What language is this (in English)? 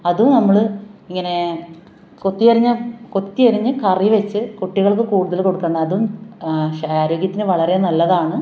Malayalam